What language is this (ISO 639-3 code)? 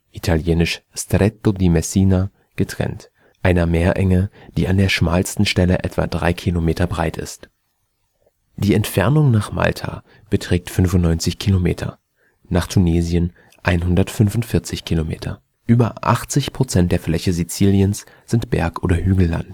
deu